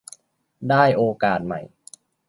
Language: Thai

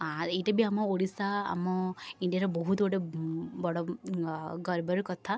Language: Odia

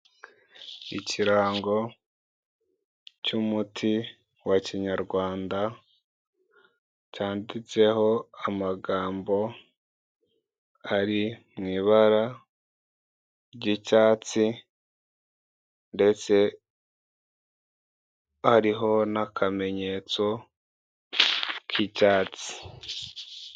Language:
Kinyarwanda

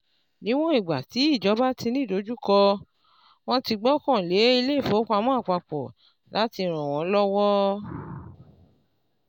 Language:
Yoruba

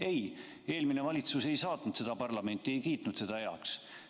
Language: Estonian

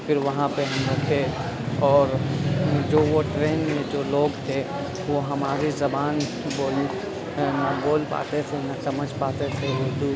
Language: Urdu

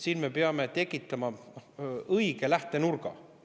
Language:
Estonian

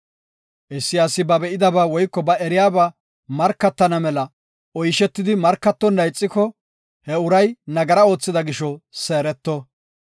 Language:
Gofa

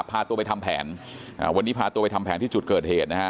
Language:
Thai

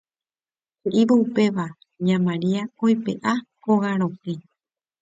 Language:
Guarani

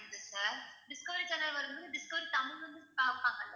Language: Tamil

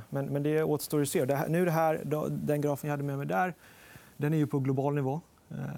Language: Swedish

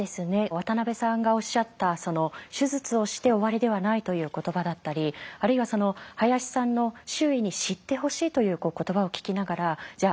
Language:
Japanese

